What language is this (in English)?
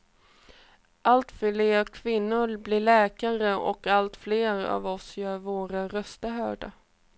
Swedish